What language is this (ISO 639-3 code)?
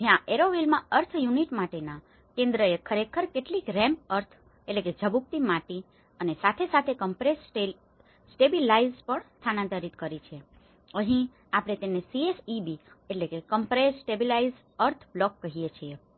guj